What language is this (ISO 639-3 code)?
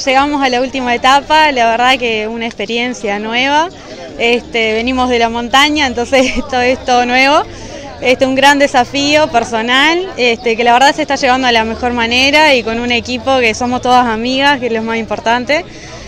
spa